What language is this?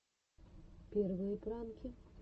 Russian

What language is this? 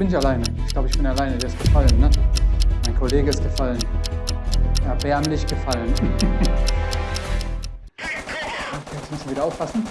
German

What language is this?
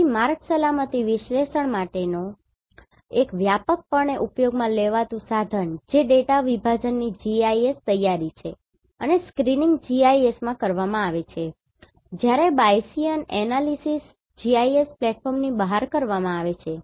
Gujarati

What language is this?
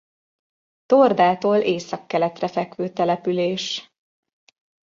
Hungarian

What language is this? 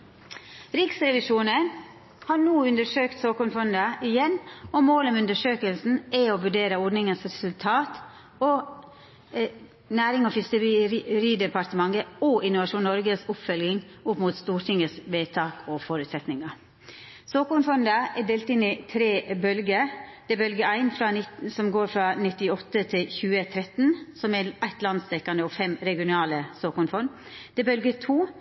Norwegian Nynorsk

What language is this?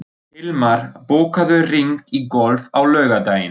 Icelandic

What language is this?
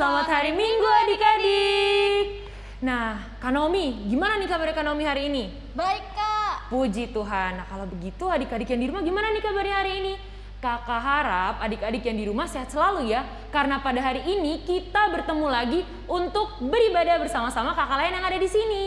Indonesian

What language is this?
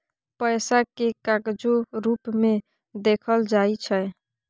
Maithili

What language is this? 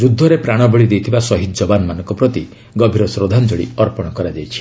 Odia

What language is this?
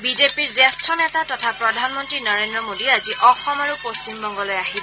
Assamese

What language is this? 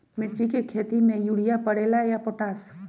Magahi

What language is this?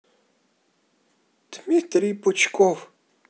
Russian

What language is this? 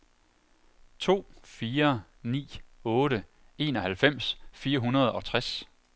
Danish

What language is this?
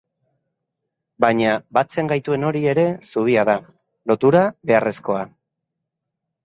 Basque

